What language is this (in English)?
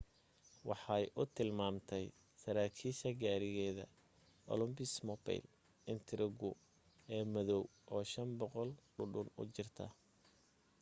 Somali